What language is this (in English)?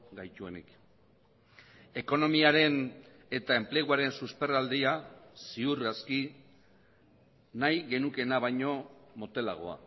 Basque